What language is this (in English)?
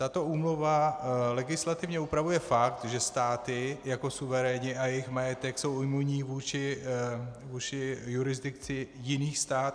Czech